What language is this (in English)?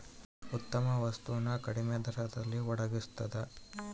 Kannada